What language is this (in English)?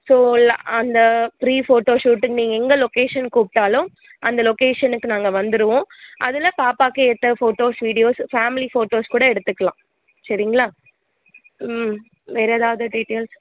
Tamil